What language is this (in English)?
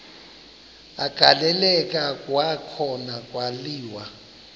Xhosa